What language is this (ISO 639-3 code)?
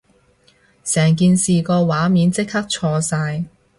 yue